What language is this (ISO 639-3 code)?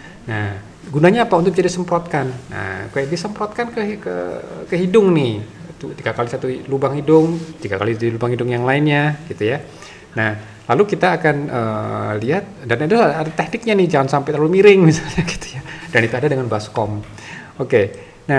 ind